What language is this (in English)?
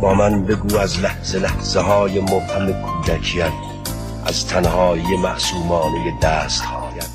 Persian